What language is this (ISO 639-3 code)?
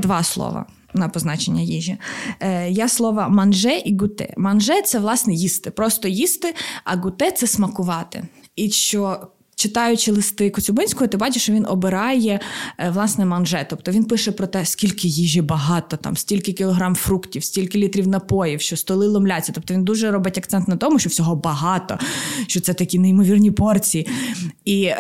ukr